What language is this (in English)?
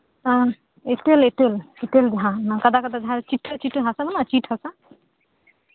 Santali